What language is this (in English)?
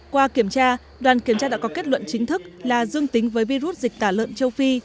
Vietnamese